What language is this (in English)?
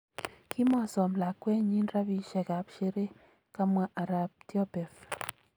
Kalenjin